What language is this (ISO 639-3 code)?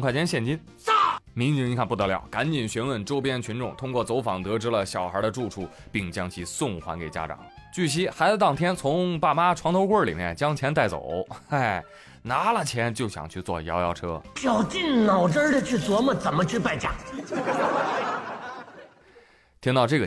zho